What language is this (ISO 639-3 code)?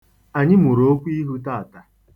ibo